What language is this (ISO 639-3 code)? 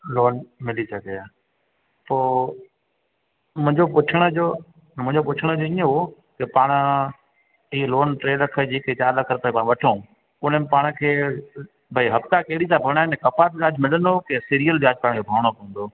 snd